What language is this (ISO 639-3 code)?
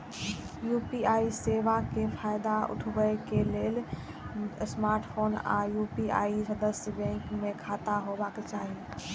mai